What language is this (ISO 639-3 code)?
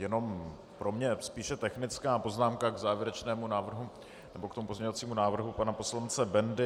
ces